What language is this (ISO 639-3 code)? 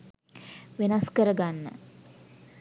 sin